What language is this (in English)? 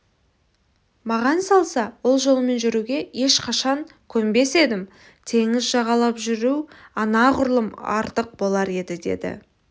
Kazakh